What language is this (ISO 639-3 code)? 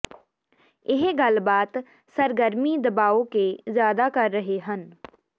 pan